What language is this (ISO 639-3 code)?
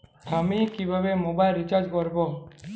ben